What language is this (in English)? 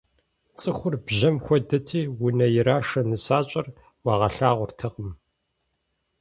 Kabardian